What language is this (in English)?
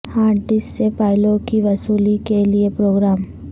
Urdu